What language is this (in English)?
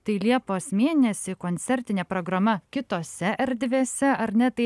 Lithuanian